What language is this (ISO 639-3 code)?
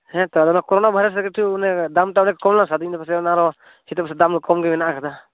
sat